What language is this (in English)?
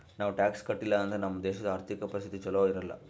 Kannada